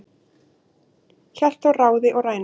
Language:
Icelandic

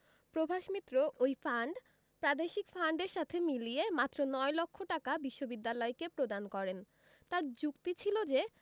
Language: Bangla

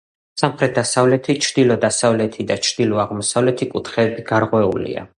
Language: Georgian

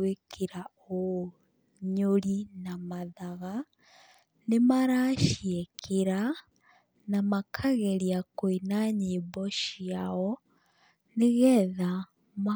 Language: Kikuyu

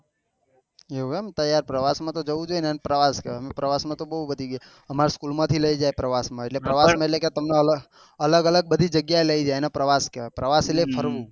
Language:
Gujarati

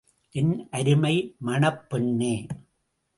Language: Tamil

